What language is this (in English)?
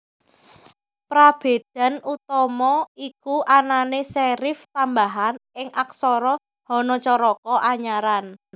Javanese